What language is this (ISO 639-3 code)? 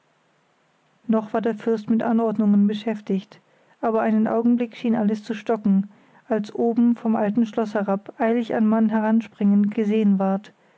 deu